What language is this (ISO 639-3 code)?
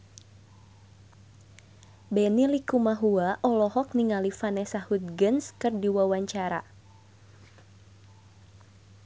sun